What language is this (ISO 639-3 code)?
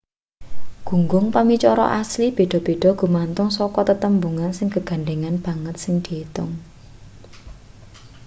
jav